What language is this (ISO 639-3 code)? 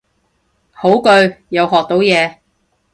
yue